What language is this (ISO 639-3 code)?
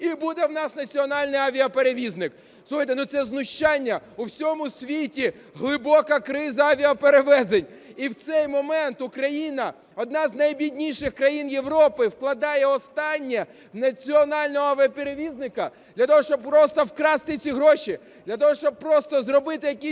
ukr